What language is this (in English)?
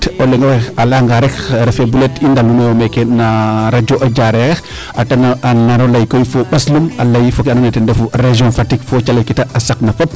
Serer